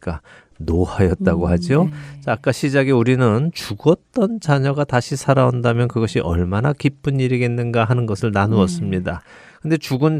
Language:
Korean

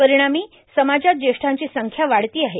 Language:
Marathi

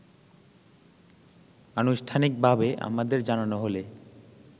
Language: Bangla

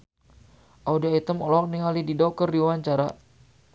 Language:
Sundanese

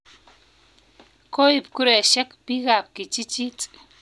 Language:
Kalenjin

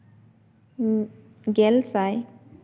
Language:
Santali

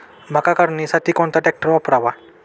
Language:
Marathi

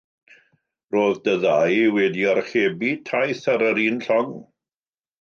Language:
Welsh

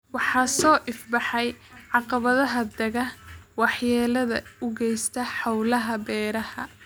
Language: Somali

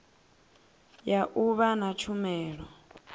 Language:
Venda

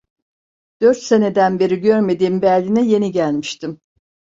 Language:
Turkish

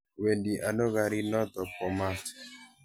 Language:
Kalenjin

